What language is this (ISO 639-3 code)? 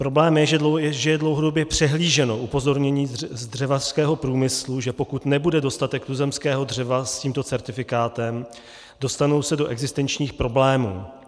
ces